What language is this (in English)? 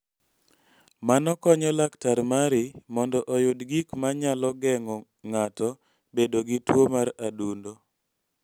Luo (Kenya and Tanzania)